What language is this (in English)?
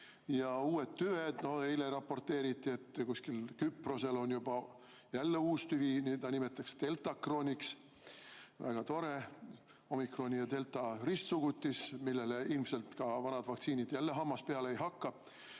Estonian